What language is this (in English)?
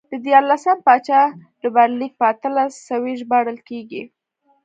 Pashto